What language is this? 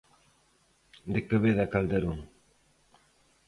Galician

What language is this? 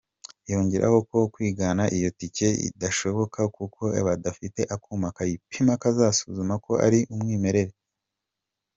Kinyarwanda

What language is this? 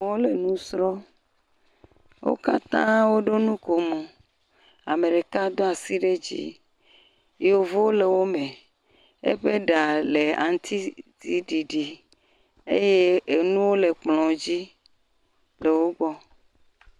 Ewe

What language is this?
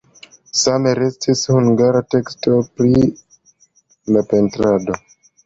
Esperanto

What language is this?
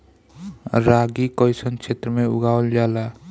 Bhojpuri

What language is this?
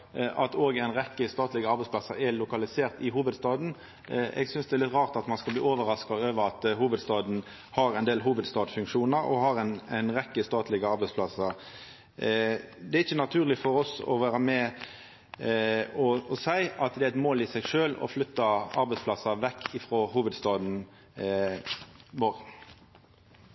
Norwegian Nynorsk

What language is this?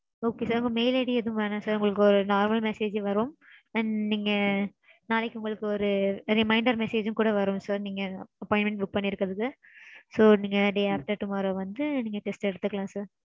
Tamil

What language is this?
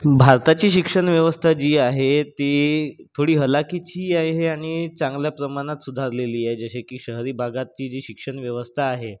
Marathi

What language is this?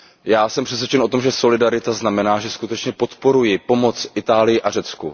Czech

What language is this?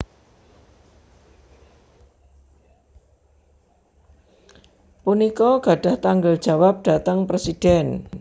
Javanese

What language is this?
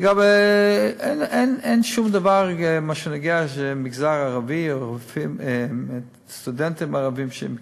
Hebrew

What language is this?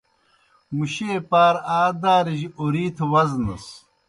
Kohistani Shina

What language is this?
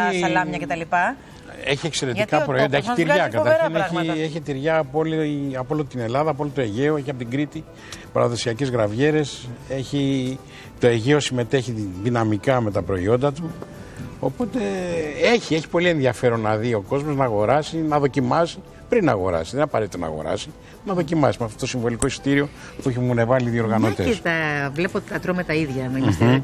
Greek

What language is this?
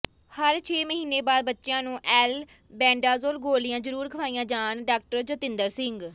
Punjabi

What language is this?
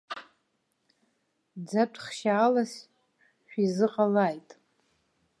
Abkhazian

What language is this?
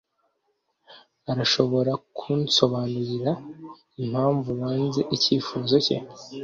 Kinyarwanda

